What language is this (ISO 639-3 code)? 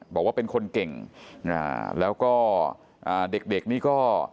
tha